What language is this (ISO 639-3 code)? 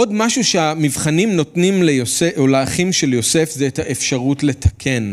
heb